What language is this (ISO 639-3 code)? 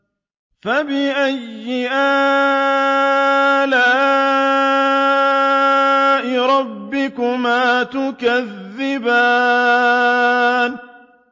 ara